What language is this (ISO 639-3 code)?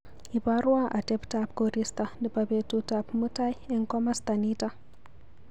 kln